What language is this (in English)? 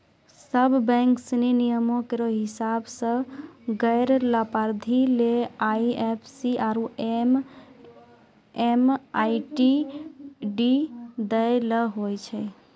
Maithili